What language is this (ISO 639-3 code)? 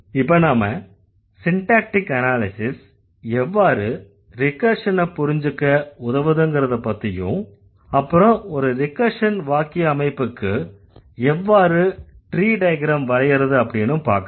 tam